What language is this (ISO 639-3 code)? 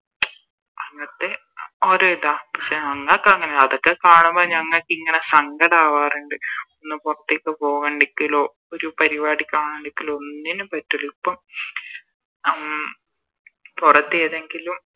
mal